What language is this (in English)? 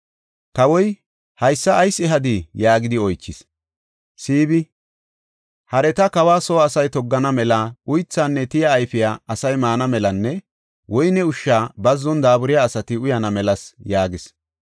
Gofa